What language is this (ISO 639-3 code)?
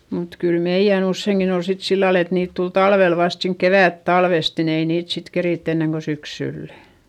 fin